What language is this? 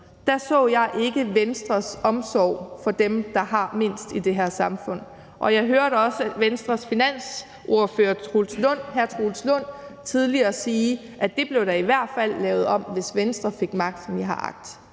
Danish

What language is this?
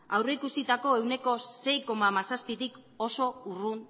Basque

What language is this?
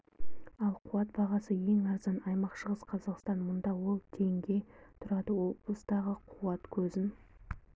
Kazakh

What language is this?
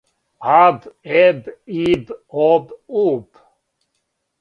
Serbian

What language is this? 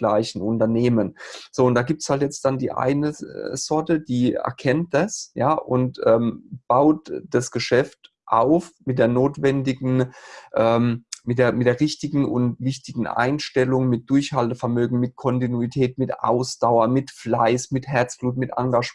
German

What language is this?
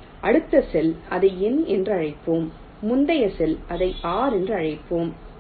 Tamil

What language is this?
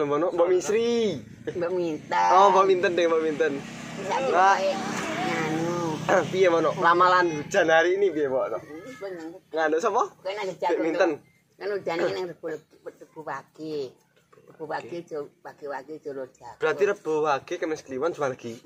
Indonesian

